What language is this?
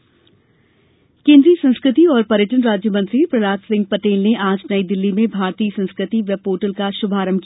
Hindi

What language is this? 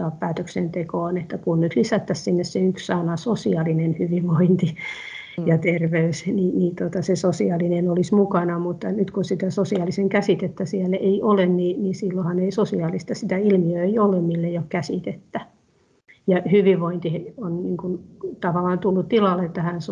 Finnish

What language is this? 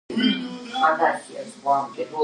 Georgian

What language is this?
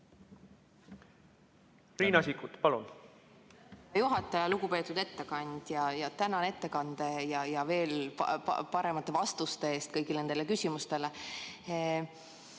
Estonian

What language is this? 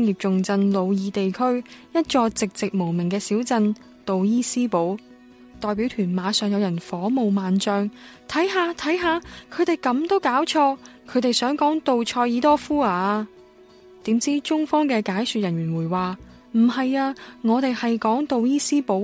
Chinese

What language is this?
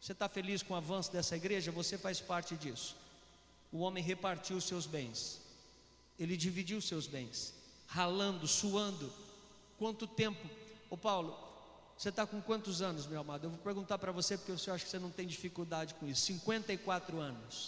Portuguese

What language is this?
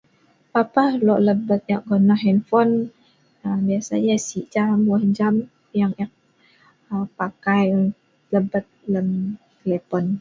Sa'ban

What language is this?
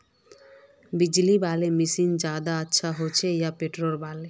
Magahi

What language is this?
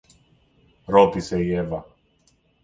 Greek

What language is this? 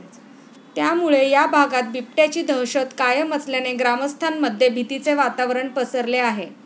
Marathi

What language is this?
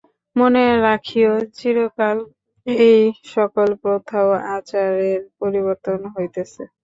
Bangla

